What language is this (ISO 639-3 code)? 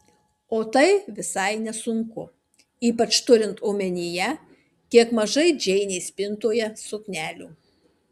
lit